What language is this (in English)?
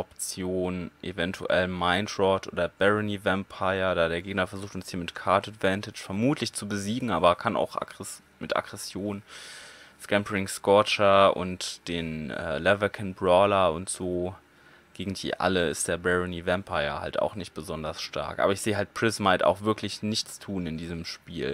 German